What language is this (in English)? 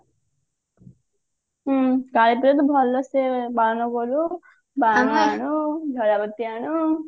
Odia